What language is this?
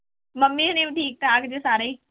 Punjabi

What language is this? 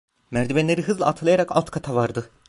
Turkish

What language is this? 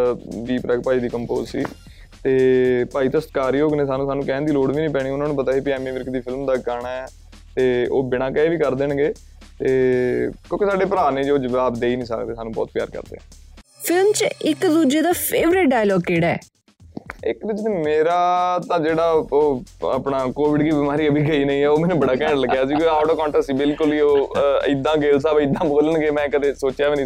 Punjabi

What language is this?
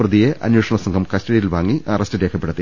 Malayalam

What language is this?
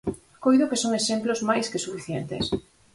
Galician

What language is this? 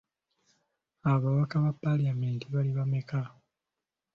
Ganda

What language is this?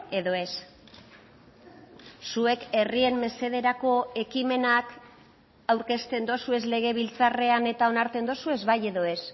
Basque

